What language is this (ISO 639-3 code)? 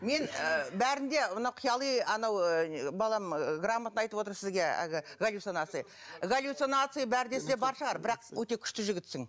kaz